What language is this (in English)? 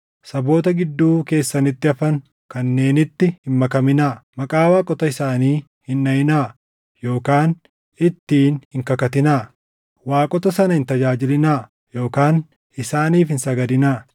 Oromo